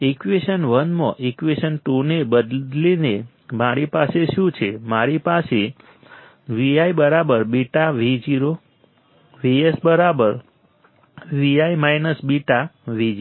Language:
Gujarati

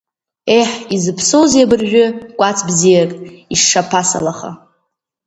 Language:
Abkhazian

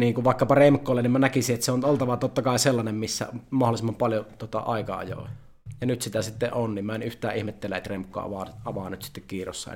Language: Finnish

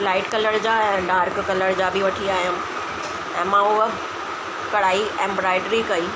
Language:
Sindhi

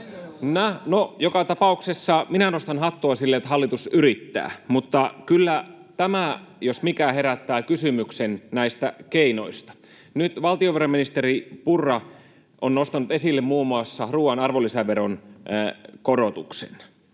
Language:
Finnish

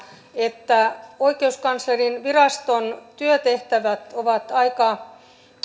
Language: Finnish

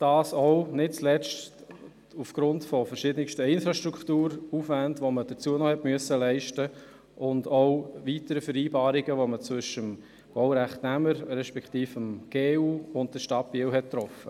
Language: Swiss German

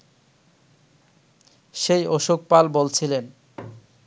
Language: Bangla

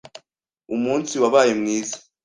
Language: Kinyarwanda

